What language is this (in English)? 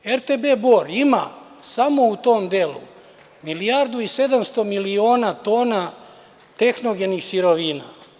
Serbian